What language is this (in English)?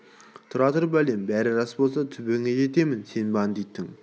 Kazakh